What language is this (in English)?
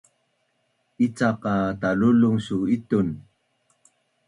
Bunun